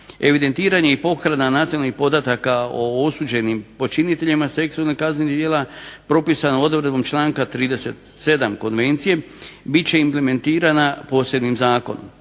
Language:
Croatian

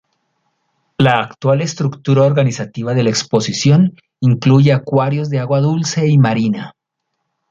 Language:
Spanish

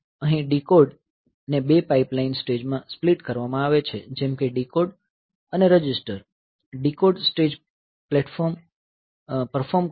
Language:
Gujarati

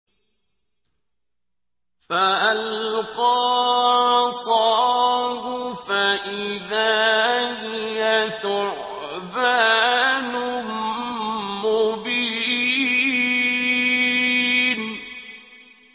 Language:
Arabic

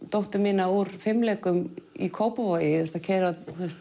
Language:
Icelandic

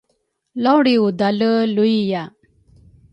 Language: Rukai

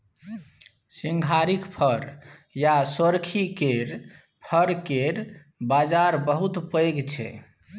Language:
Maithili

